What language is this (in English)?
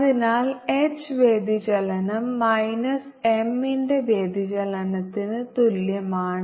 Malayalam